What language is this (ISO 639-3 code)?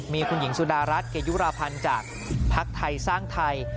tha